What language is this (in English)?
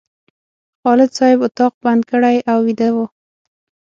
Pashto